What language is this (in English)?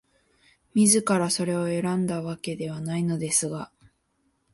Japanese